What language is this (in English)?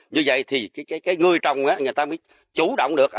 Vietnamese